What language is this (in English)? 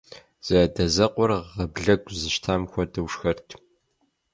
Kabardian